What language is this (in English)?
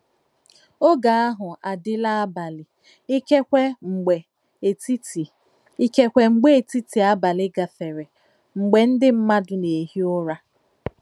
Igbo